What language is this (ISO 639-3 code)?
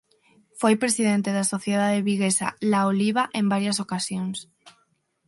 glg